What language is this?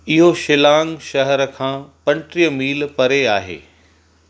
Sindhi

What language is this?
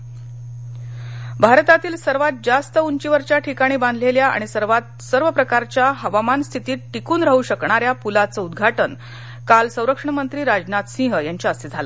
Marathi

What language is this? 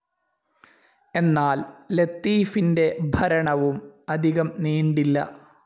Malayalam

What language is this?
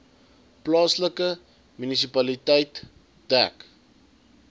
Afrikaans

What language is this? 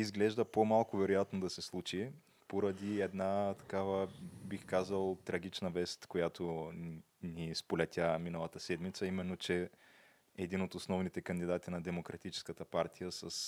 Bulgarian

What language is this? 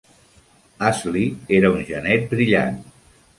Catalan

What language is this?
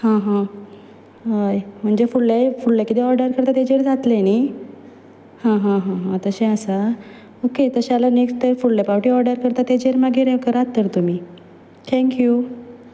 Konkani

